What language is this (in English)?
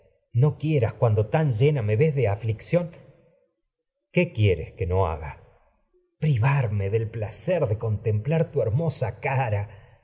Spanish